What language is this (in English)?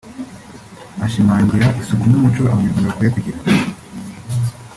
Kinyarwanda